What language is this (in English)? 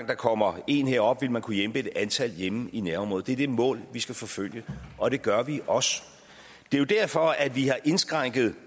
Danish